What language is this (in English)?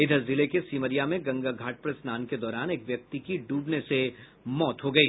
Hindi